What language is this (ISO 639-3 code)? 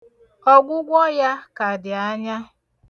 ibo